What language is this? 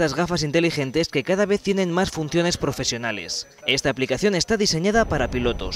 Spanish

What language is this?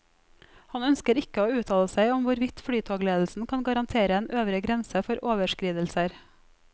Norwegian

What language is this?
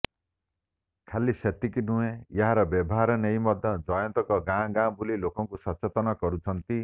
Odia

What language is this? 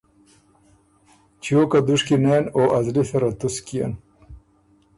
Ormuri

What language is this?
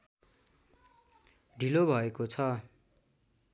Nepali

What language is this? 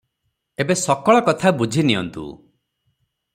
Odia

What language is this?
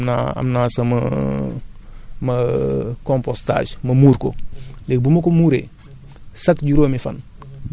Wolof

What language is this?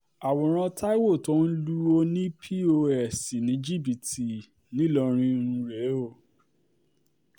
Yoruba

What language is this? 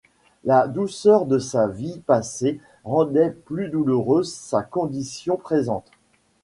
French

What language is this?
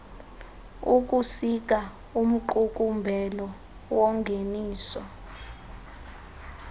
Xhosa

